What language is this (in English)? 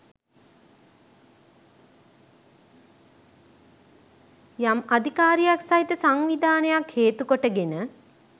Sinhala